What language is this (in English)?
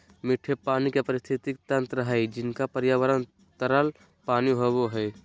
Magahi